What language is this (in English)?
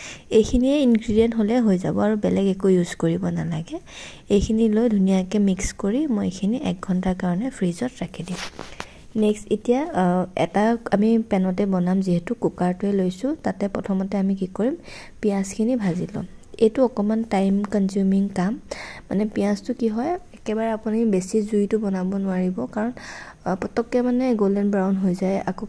Indonesian